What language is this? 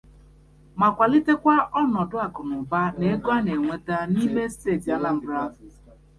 Igbo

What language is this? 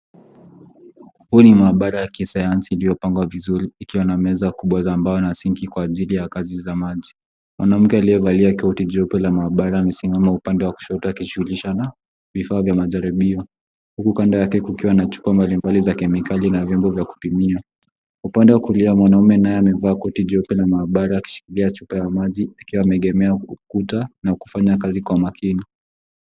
Swahili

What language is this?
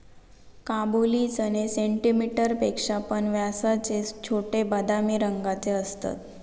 Marathi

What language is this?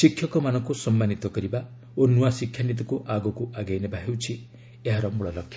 Odia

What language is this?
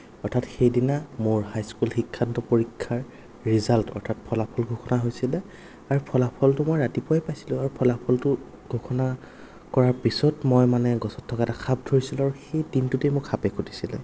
Assamese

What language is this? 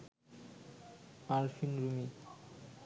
Bangla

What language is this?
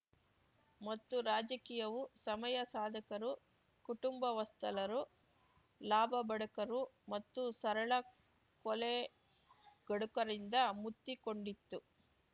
Kannada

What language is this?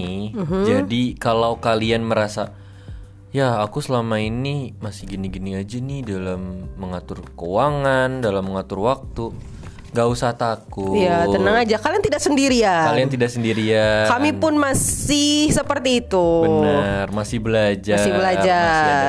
Indonesian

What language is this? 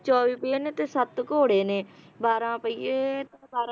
Punjabi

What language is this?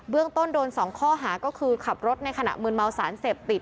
Thai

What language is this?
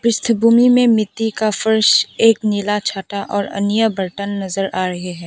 Hindi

